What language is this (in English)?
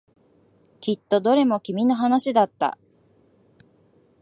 Japanese